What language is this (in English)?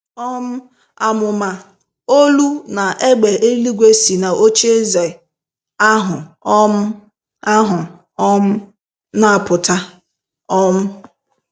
Igbo